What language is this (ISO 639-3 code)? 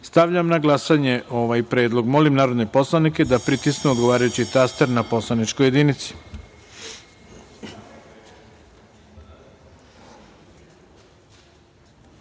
srp